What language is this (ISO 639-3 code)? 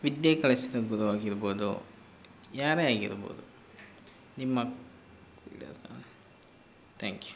kan